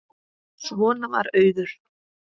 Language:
Icelandic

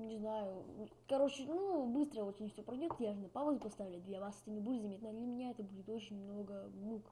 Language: Russian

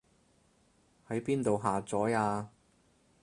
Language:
Cantonese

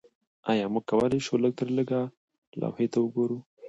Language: Pashto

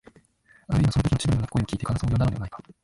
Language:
Japanese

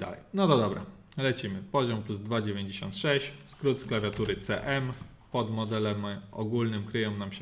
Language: Polish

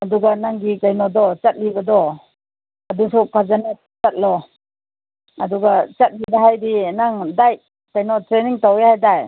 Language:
Manipuri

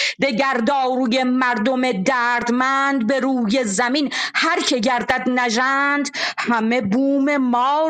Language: Persian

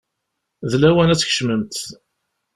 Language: Kabyle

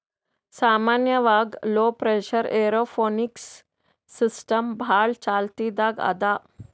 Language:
Kannada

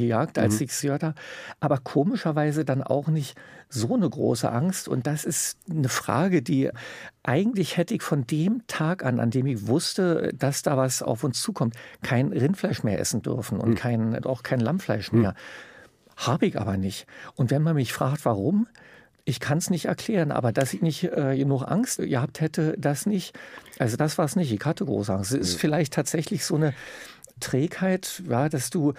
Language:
German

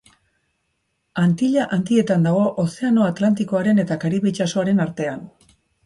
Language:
Basque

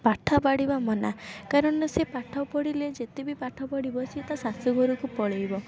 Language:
Odia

